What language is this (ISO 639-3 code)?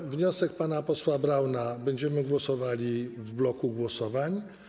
pol